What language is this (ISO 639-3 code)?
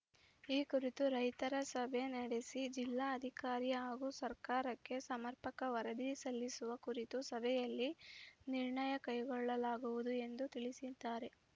kan